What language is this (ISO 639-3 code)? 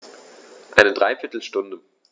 deu